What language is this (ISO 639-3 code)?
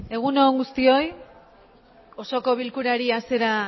eus